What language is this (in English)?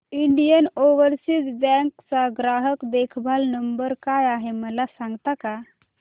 Marathi